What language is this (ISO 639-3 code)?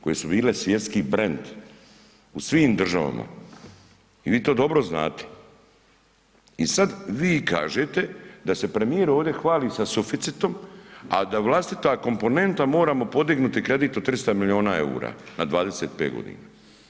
hrv